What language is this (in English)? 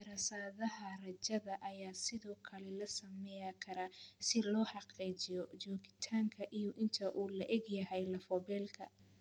Somali